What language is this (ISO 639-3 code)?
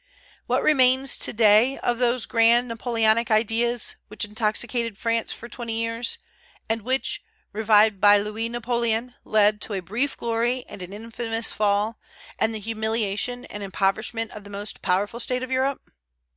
eng